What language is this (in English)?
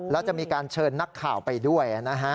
Thai